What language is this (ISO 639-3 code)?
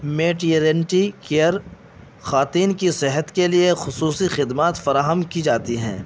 urd